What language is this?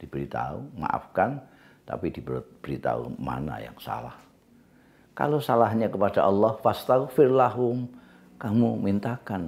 Indonesian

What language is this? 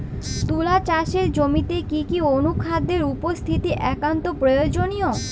Bangla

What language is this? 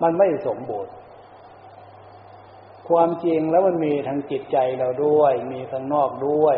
Thai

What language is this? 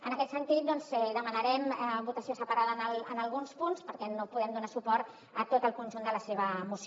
Catalan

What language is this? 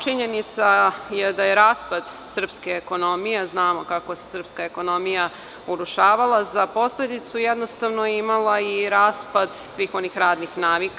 Serbian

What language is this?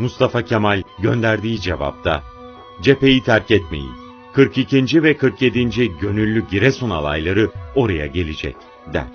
Turkish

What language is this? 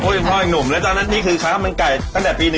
Thai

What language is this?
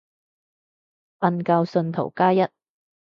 Cantonese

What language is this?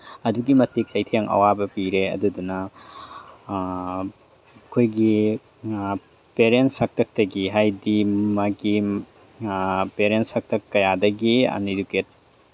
Manipuri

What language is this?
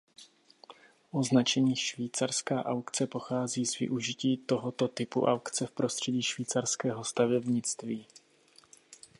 Czech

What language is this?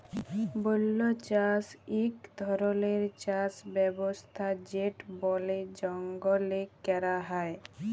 Bangla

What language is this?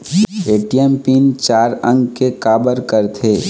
Chhattisgarhi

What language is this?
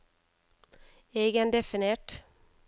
Norwegian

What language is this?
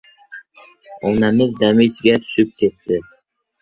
Uzbek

